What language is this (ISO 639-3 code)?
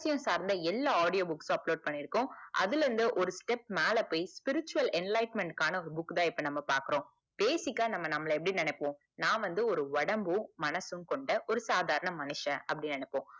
tam